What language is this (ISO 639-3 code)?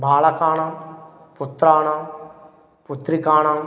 san